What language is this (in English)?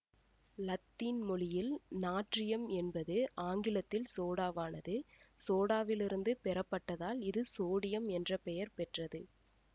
Tamil